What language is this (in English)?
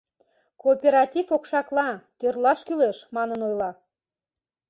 Mari